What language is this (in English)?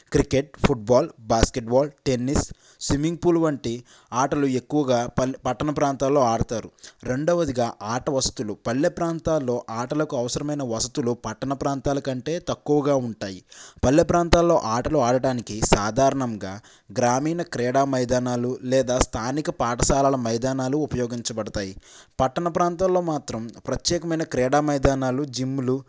Telugu